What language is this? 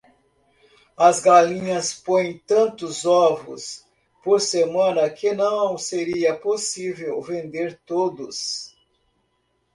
Portuguese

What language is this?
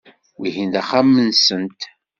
Kabyle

